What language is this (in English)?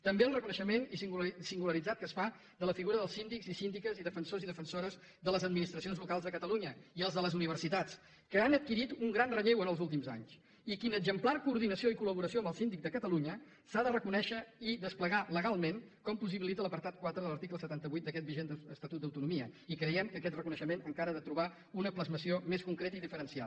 Catalan